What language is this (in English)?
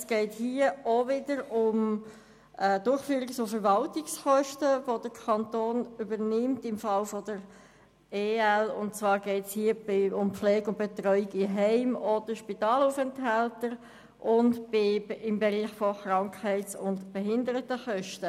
Swiss German